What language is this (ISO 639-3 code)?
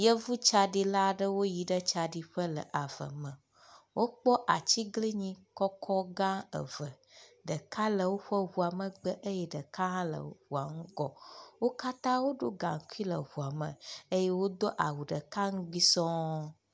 ewe